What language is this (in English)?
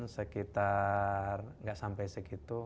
Indonesian